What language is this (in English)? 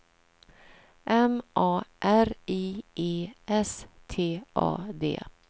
Swedish